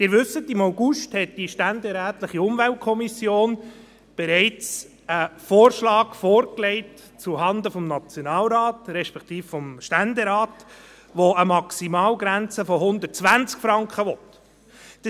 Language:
Swiss German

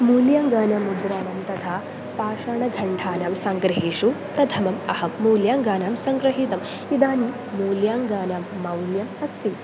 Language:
Sanskrit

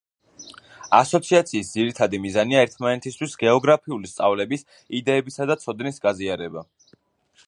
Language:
Georgian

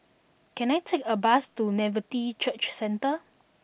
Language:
English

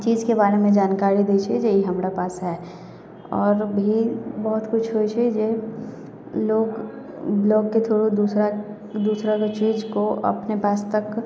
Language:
Maithili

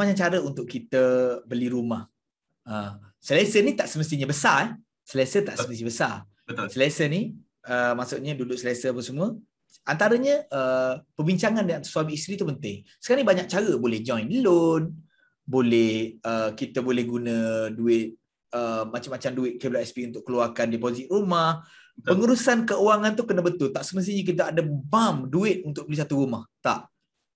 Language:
Malay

